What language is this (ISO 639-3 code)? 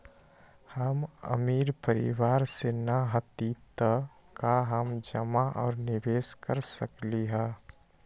mag